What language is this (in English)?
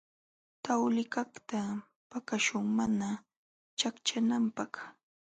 Jauja Wanca Quechua